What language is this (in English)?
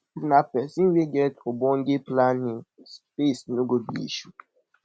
Nigerian Pidgin